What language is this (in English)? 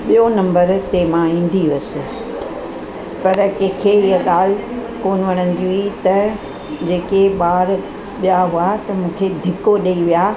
Sindhi